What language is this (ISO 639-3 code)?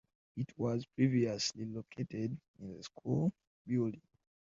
eng